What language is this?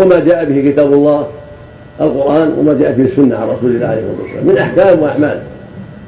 Arabic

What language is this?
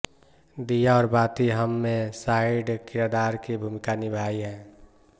Hindi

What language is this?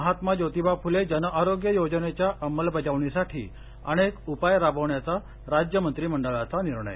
Marathi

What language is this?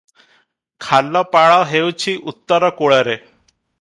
Odia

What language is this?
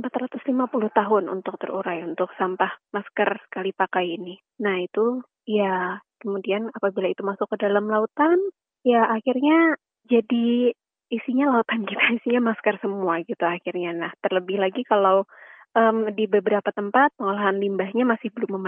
Indonesian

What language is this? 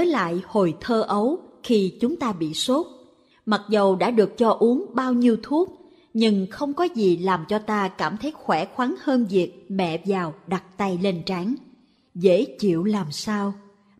Vietnamese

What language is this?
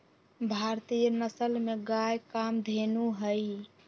Magahi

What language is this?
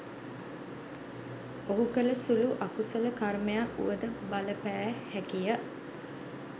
Sinhala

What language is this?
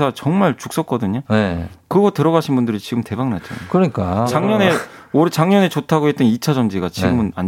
Korean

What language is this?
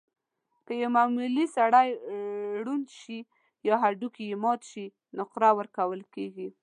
Pashto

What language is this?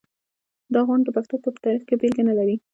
Pashto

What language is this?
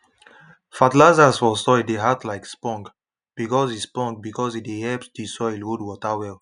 Nigerian Pidgin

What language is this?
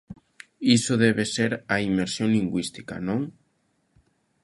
Galician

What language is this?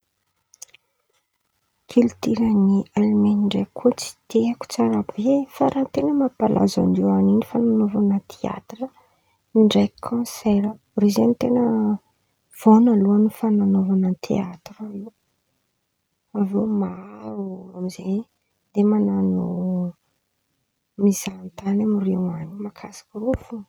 Antankarana Malagasy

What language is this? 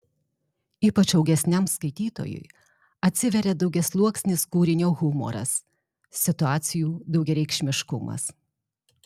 Lithuanian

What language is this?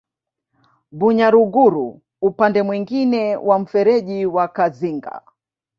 Swahili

